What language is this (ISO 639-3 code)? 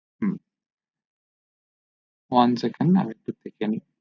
ben